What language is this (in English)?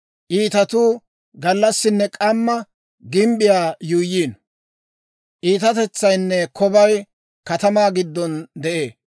Dawro